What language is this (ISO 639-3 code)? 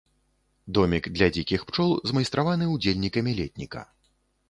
bel